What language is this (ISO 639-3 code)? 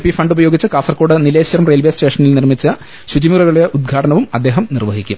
mal